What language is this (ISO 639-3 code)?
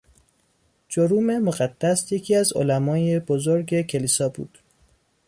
fas